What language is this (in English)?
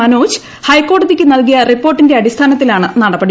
Malayalam